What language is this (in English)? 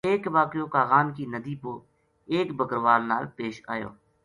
Gujari